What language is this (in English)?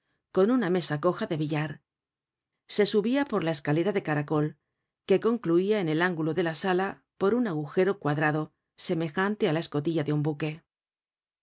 Spanish